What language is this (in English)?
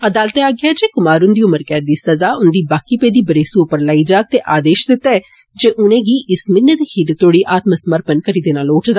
Dogri